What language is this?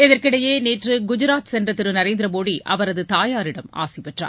Tamil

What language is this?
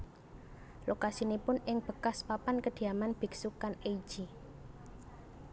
Javanese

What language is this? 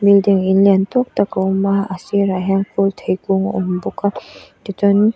Mizo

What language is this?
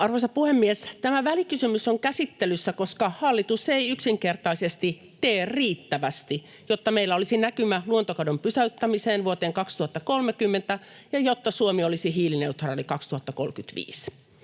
Finnish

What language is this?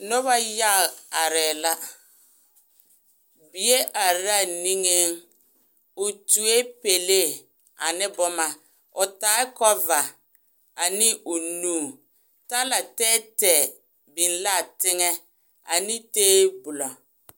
Southern Dagaare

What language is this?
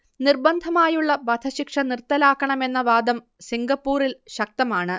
Malayalam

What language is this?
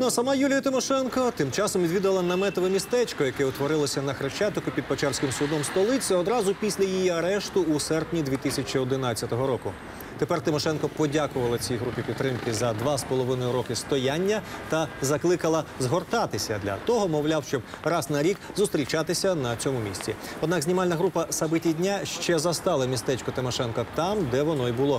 Ukrainian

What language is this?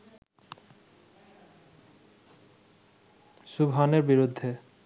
Bangla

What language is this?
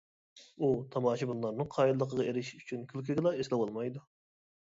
Uyghur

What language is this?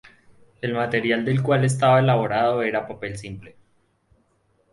Spanish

